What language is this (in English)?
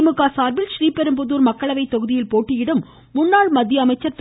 Tamil